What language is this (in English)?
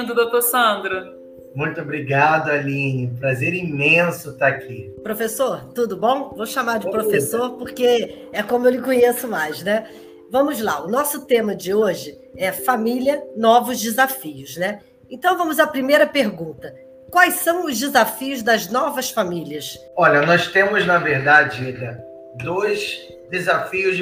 Portuguese